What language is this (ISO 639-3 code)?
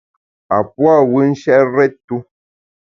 bax